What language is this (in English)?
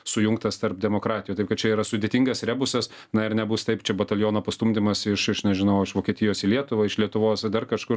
Lithuanian